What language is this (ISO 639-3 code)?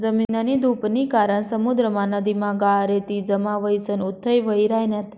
mar